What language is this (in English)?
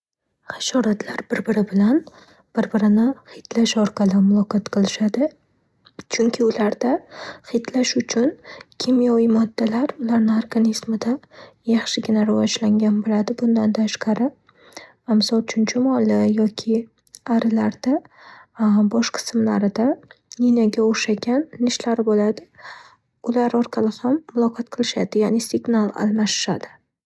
Uzbek